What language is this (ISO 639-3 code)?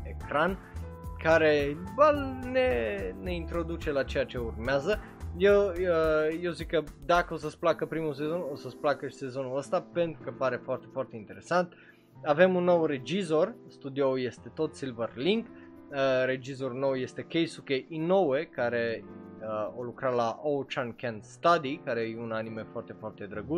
ron